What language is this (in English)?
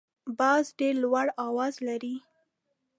Pashto